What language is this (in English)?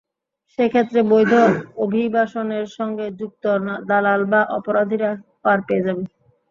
Bangla